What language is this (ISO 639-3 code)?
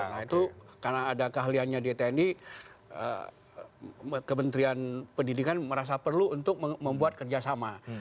ind